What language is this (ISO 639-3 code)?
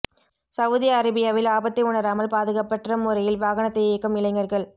tam